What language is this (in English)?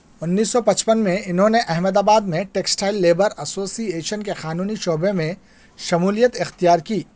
Urdu